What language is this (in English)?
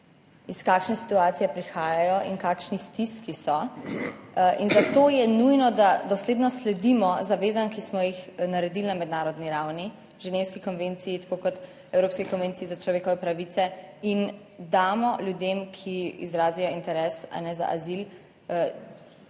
Slovenian